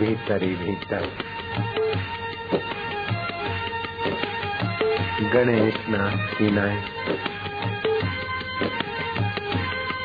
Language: Hindi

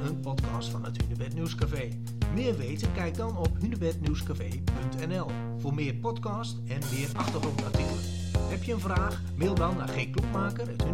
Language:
Dutch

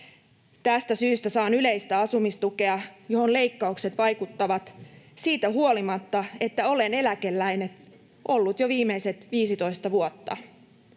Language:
Finnish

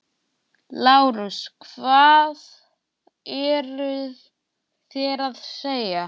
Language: Icelandic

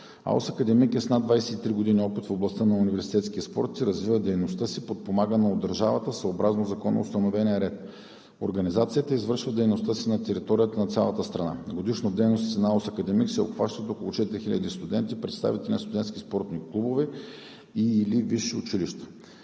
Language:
Bulgarian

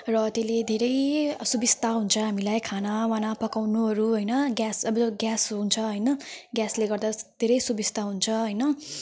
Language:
Nepali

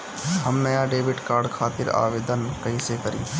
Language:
Bhojpuri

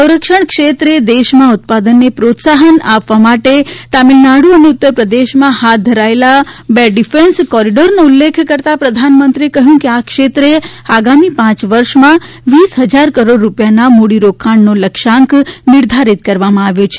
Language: Gujarati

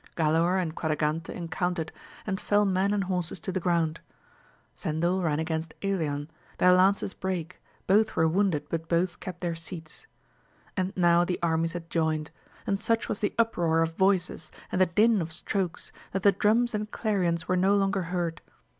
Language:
English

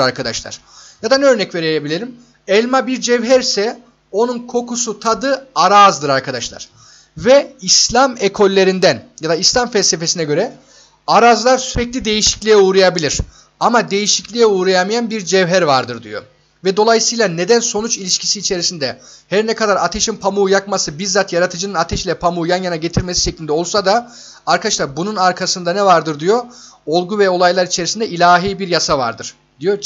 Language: Turkish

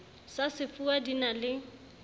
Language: Southern Sotho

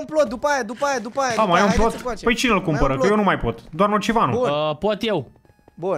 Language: Romanian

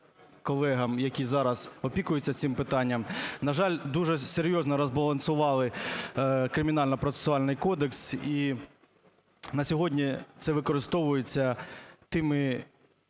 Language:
Ukrainian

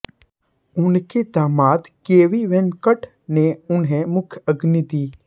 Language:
Hindi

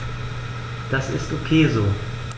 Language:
German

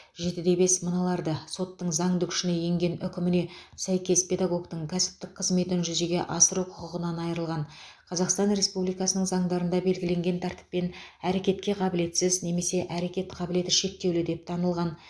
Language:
Kazakh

